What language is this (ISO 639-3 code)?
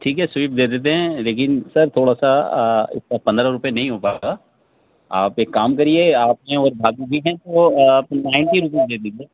urd